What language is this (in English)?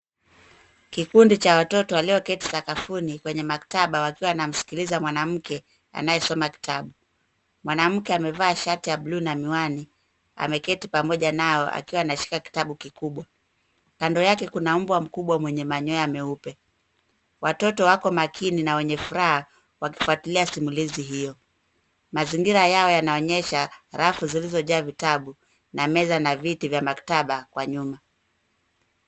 Swahili